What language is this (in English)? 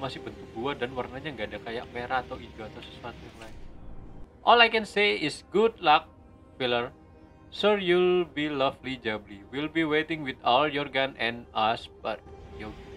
Indonesian